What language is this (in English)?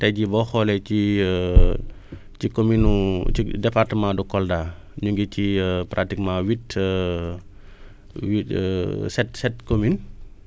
Wolof